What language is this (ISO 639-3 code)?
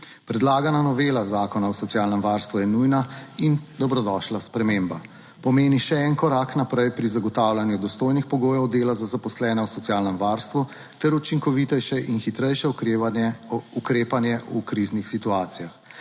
slv